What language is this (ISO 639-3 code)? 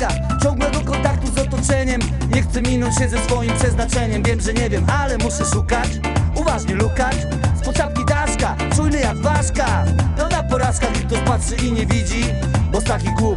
pol